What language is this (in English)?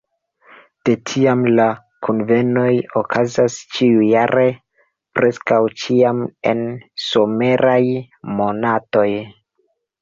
Esperanto